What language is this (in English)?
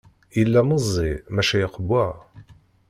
Kabyle